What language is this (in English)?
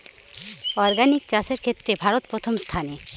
Bangla